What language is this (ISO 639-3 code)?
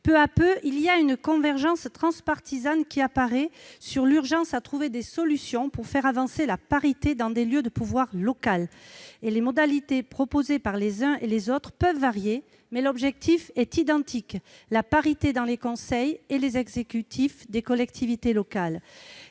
fra